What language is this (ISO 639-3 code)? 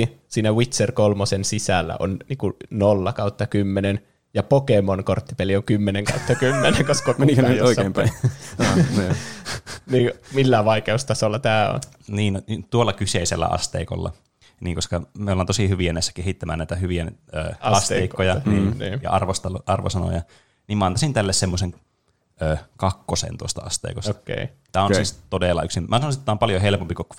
fin